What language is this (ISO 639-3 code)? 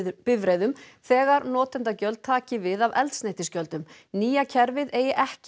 isl